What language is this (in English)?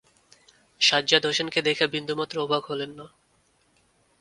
Bangla